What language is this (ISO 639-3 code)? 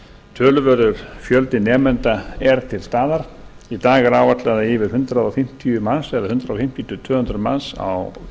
isl